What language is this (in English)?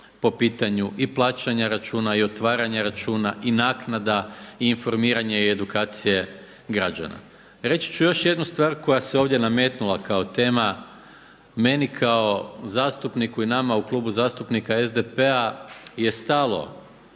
Croatian